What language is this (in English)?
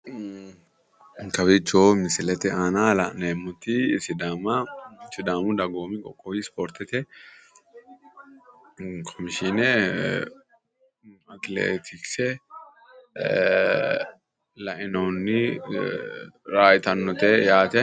Sidamo